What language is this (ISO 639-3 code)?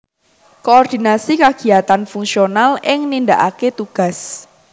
jav